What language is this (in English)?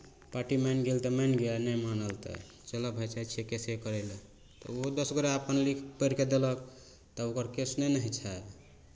Maithili